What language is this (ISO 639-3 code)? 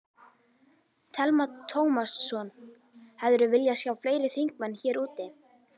isl